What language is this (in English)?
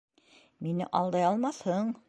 Bashkir